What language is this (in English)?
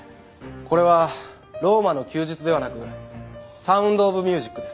Japanese